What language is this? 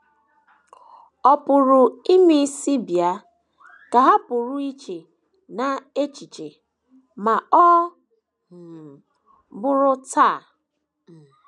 Igbo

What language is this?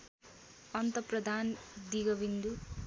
Nepali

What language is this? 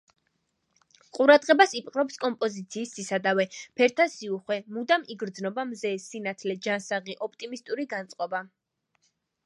Georgian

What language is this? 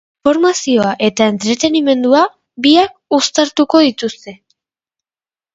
Basque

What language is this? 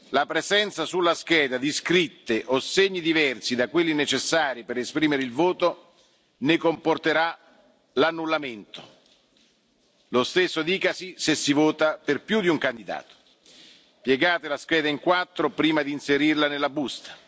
Italian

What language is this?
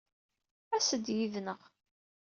Kabyle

